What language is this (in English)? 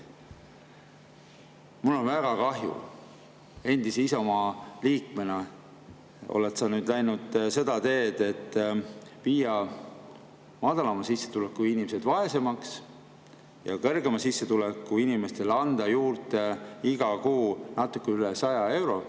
Estonian